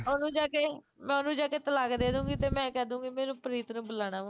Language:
Punjabi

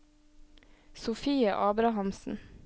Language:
Norwegian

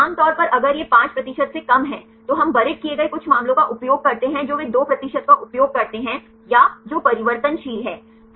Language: Hindi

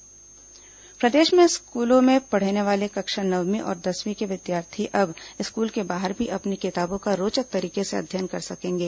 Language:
Hindi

